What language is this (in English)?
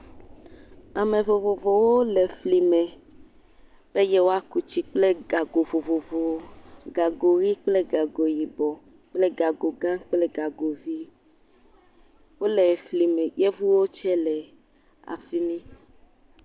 Ewe